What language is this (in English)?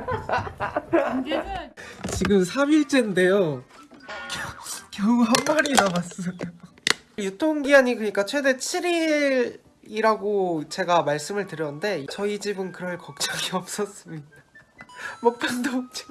Korean